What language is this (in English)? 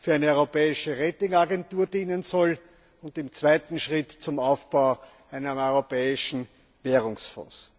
German